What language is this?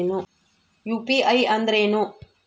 Kannada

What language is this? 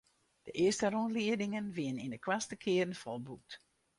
Western Frisian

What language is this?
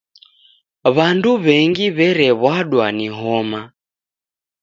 Taita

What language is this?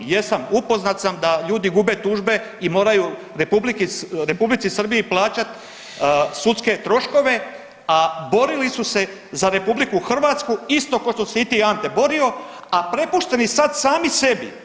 Croatian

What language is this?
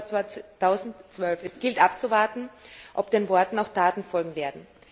German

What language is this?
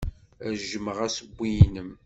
Kabyle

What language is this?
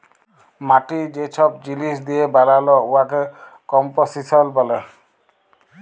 Bangla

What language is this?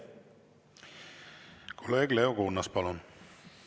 Estonian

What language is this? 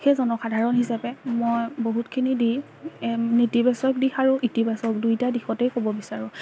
Assamese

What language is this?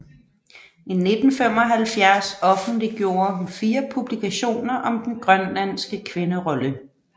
Danish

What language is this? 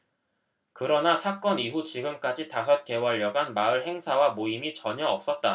Korean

